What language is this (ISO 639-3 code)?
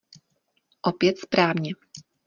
ces